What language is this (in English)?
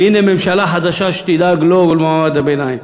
Hebrew